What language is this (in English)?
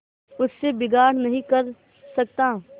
Hindi